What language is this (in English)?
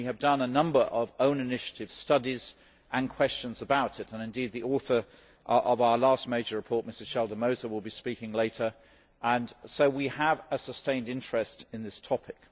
English